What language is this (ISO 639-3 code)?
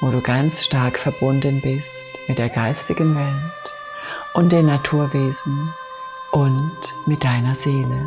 deu